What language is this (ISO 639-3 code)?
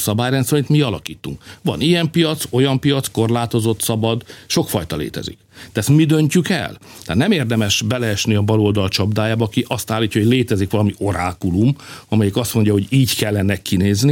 hun